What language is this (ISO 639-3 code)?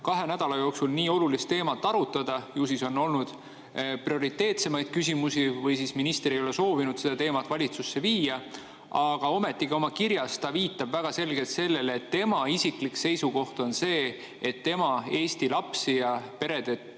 est